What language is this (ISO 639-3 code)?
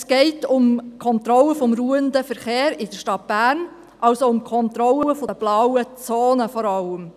gsw